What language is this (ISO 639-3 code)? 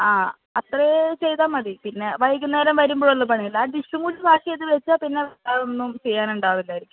mal